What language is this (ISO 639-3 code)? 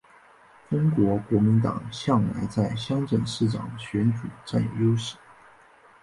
zho